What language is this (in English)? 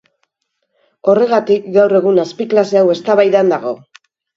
Basque